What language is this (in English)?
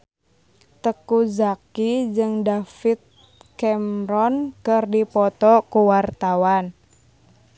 Sundanese